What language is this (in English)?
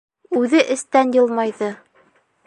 Bashkir